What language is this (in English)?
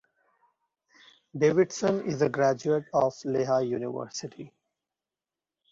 English